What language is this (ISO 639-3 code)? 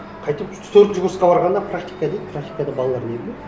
kaz